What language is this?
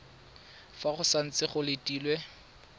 Tswana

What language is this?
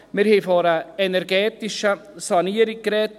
Swiss German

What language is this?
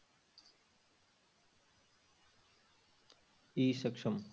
Punjabi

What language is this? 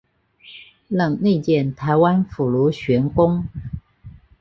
Chinese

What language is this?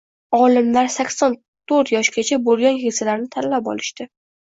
Uzbek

